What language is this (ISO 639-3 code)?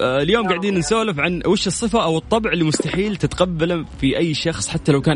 ara